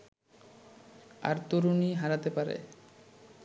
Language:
Bangla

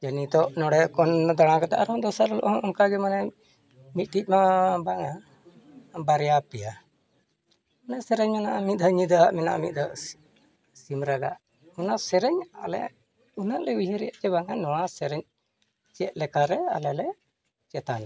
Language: Santali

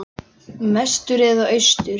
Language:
Icelandic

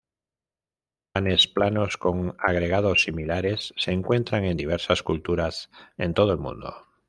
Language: Spanish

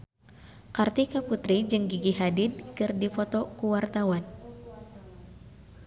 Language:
Sundanese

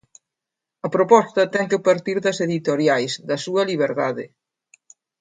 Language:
Galician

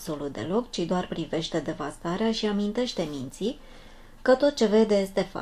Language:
Romanian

